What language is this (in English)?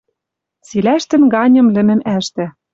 Western Mari